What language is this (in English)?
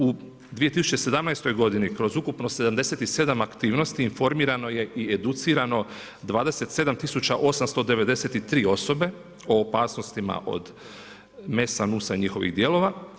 Croatian